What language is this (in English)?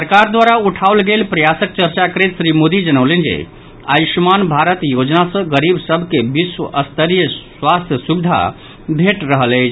Maithili